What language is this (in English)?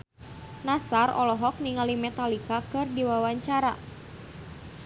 Sundanese